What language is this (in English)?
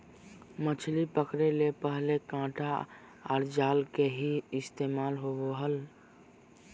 Magahi